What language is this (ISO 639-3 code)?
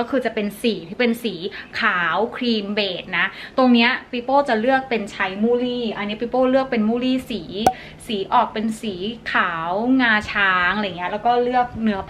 tha